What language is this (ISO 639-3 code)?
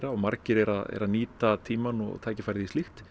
isl